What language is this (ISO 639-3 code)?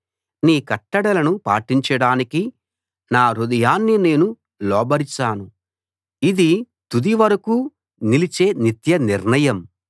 tel